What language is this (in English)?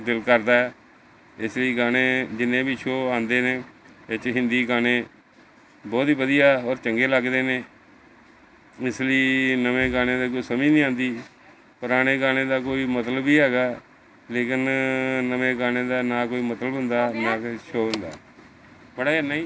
Punjabi